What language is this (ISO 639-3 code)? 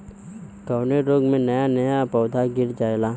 bho